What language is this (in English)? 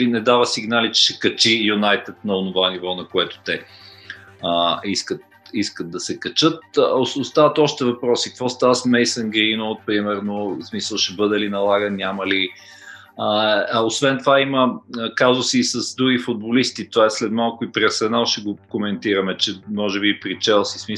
Bulgarian